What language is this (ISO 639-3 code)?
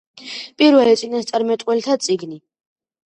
kat